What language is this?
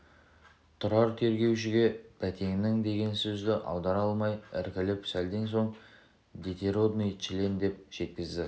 Kazakh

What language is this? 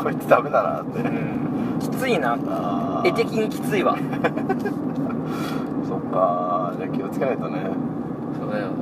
Japanese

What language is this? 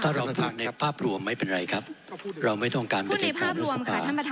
Thai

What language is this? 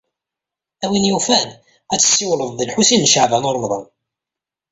Kabyle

